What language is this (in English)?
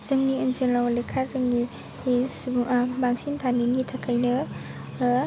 Bodo